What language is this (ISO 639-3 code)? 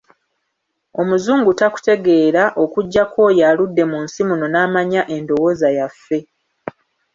lug